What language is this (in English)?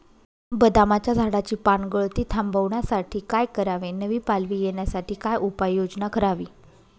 Marathi